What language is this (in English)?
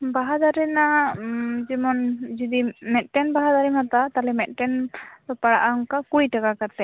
Santali